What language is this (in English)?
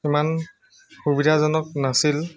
Assamese